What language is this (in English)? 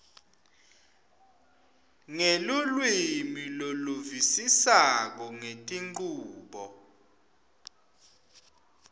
Swati